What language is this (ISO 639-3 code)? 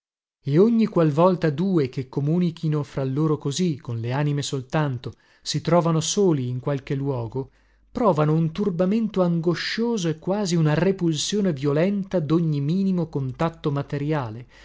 ita